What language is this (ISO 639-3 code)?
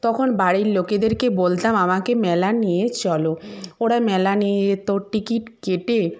ben